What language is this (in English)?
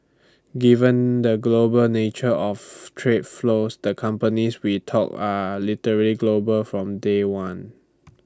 English